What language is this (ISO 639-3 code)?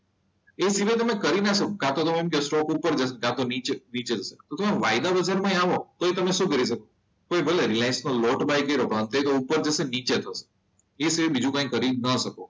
guj